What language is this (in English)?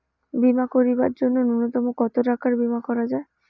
Bangla